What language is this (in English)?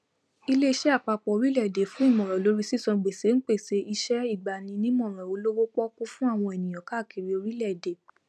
Yoruba